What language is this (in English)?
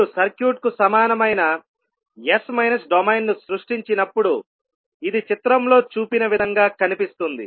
Telugu